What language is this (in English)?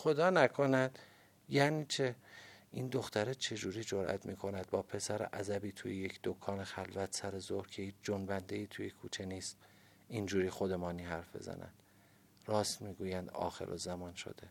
Persian